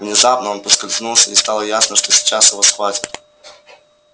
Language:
Russian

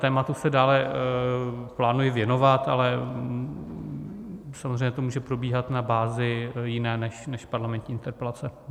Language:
Czech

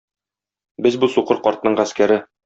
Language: Tatar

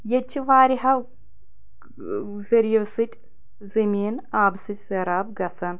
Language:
Kashmiri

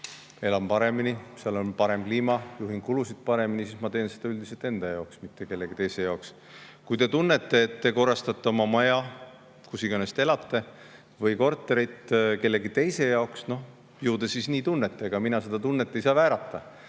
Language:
Estonian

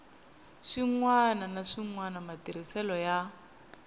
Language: Tsonga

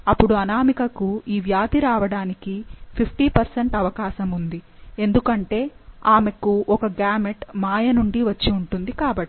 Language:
Telugu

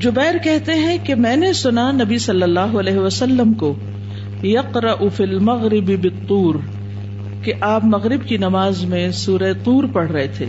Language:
Urdu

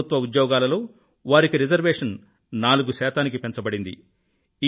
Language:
Telugu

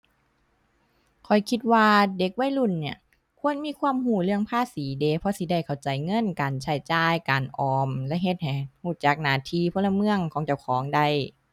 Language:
Thai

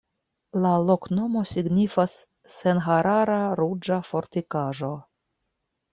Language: Esperanto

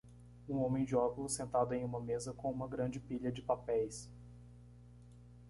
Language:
Portuguese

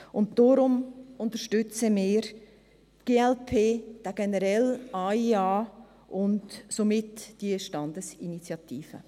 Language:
Swiss German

